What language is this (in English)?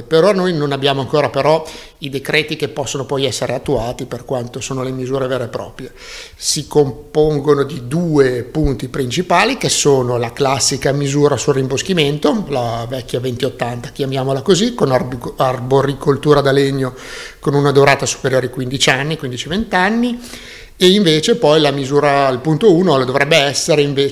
Italian